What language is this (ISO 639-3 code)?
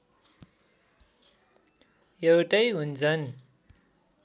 nep